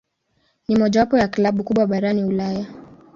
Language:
Swahili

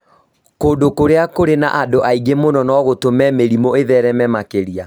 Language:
Kikuyu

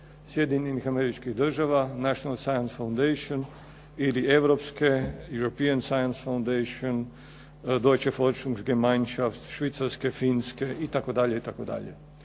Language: Croatian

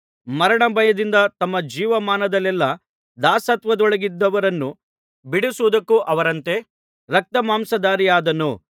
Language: Kannada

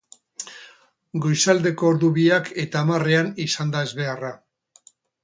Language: Basque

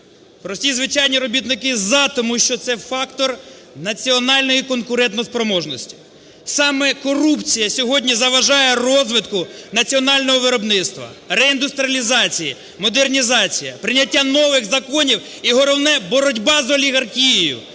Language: Ukrainian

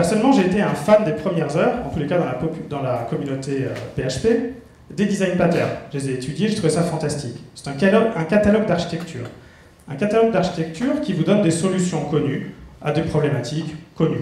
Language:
French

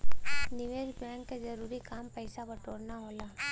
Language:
Bhojpuri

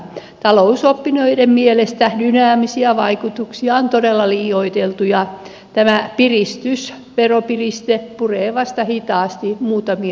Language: Finnish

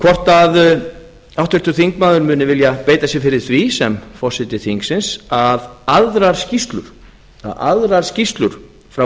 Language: Icelandic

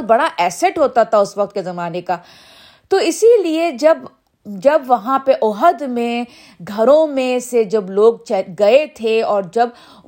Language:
Urdu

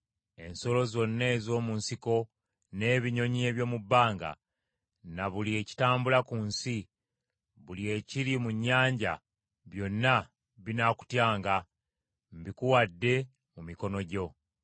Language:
Ganda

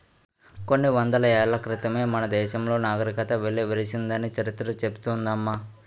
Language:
Telugu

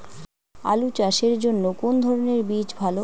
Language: Bangla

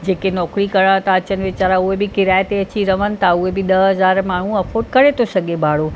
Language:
Sindhi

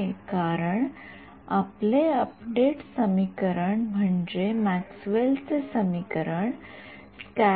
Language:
Marathi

